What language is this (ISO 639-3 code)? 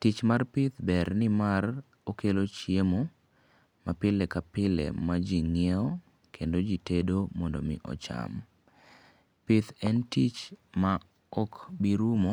luo